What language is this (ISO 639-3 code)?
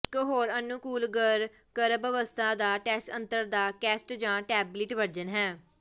pan